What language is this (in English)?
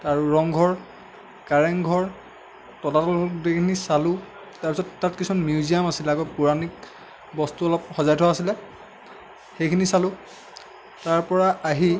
Assamese